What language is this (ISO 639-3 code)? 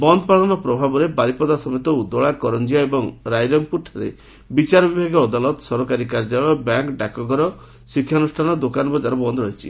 ori